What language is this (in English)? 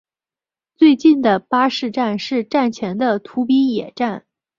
Chinese